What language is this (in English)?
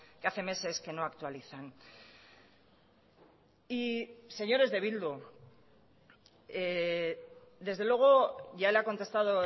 Spanish